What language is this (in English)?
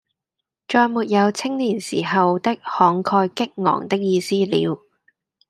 Cantonese